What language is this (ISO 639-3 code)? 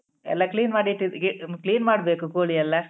kan